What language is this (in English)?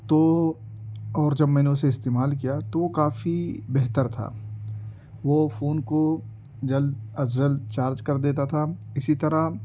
Urdu